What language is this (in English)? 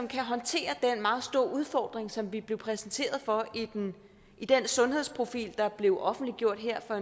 Danish